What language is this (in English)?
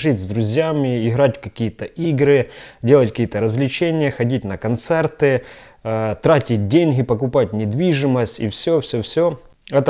Russian